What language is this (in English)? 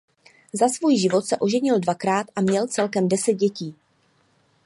Czech